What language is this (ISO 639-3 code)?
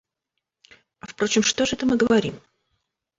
rus